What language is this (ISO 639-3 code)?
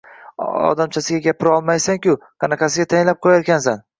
uzb